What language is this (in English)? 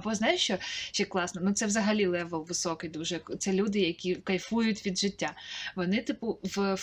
Ukrainian